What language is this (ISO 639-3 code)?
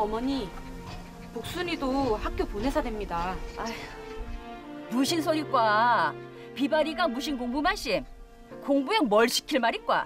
kor